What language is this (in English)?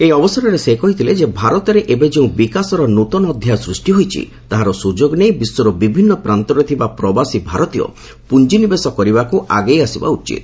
Odia